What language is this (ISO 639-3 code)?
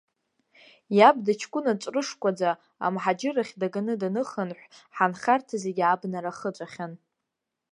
abk